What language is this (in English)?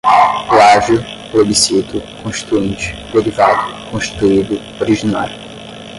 Portuguese